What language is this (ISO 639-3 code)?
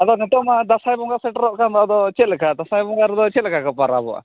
sat